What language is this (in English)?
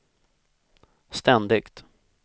Swedish